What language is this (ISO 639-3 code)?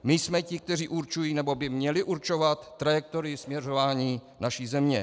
ces